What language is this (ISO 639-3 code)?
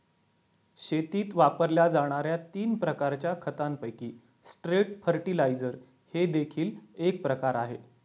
mar